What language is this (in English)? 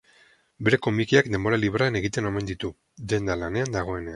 Basque